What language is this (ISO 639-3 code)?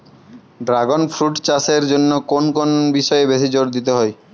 ben